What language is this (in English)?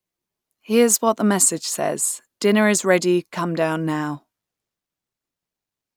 English